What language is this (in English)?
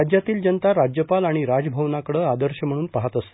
Marathi